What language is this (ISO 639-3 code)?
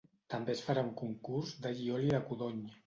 cat